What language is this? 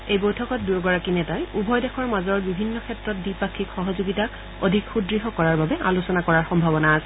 Assamese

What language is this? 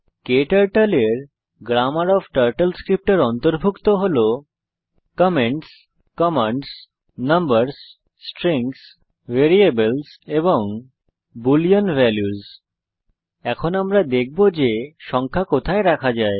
Bangla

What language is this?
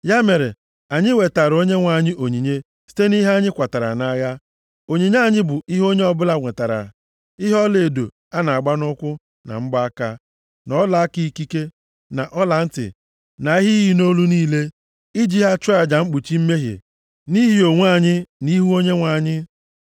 Igbo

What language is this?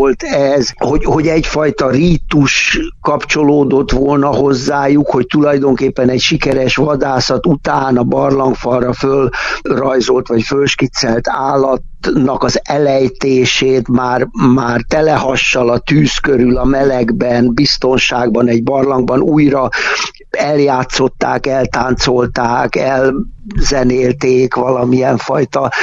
Hungarian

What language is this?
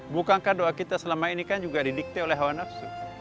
Indonesian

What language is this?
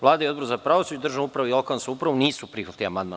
Serbian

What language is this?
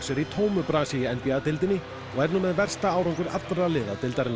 Icelandic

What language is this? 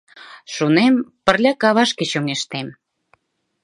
Mari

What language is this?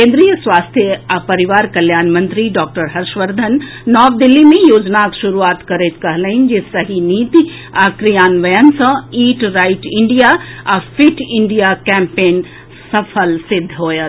Maithili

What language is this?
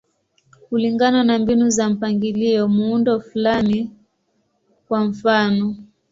Swahili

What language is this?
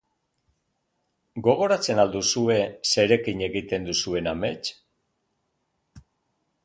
Basque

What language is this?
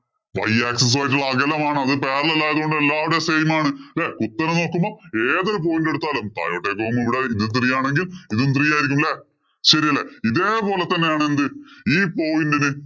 Malayalam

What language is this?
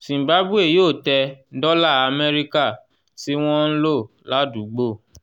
Yoruba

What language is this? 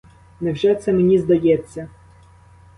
Ukrainian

